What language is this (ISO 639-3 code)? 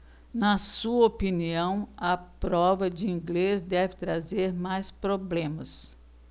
por